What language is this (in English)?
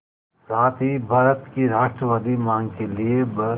Hindi